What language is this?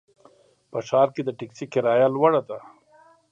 Pashto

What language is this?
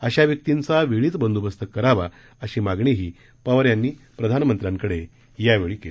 Marathi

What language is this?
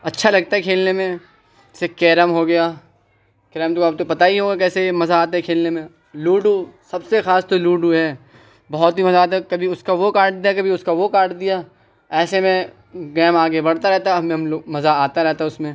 Urdu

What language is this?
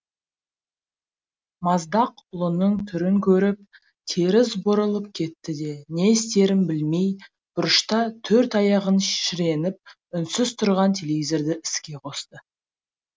Kazakh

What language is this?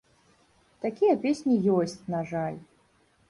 Belarusian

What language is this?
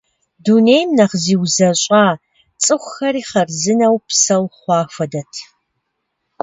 Kabardian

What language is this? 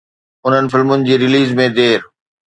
Sindhi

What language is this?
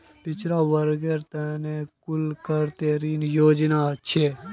Magahi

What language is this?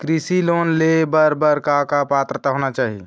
Chhattisgarhi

